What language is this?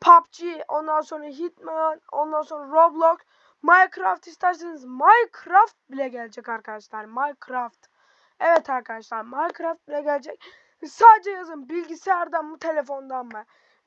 Turkish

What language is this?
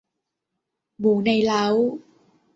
Thai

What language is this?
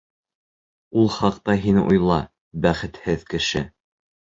Bashkir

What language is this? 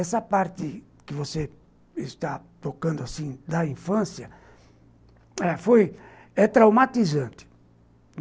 Portuguese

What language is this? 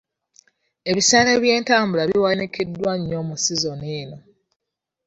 Ganda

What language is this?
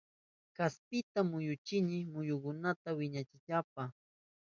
Southern Pastaza Quechua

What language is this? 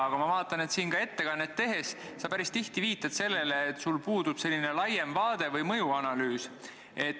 Estonian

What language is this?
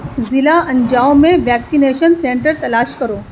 Urdu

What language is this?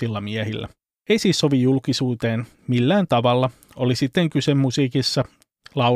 Finnish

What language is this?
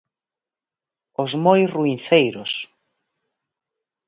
Galician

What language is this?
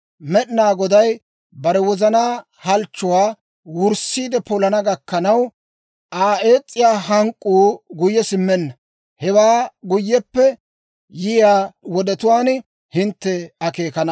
Dawro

